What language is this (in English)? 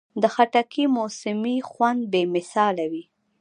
Pashto